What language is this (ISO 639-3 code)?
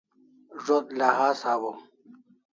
kls